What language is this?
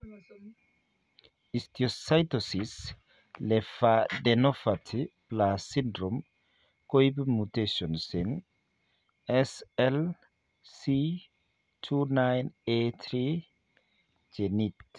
Kalenjin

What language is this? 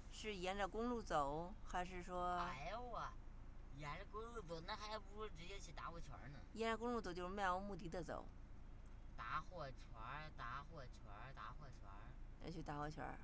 Chinese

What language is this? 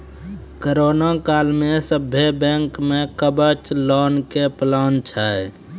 Maithili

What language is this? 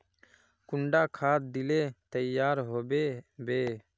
Magahi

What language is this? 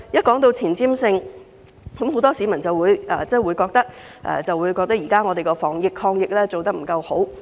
Cantonese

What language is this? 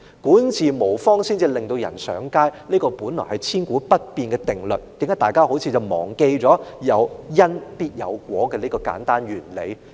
Cantonese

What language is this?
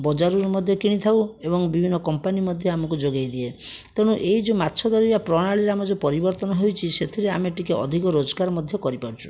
Odia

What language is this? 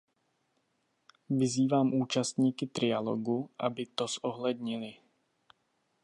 Czech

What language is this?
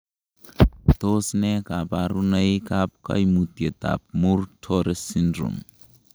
Kalenjin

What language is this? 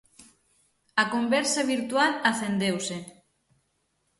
Galician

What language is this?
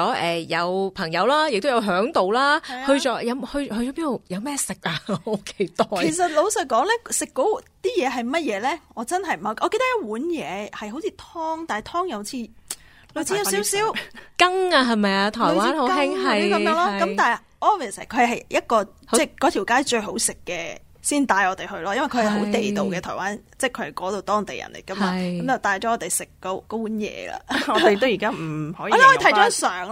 Chinese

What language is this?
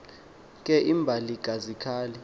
Xhosa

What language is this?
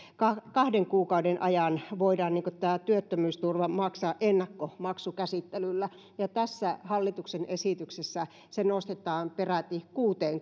Finnish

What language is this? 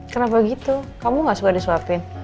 Indonesian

